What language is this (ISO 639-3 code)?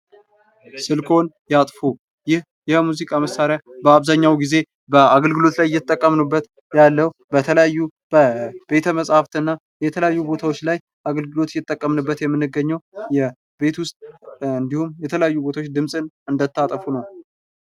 amh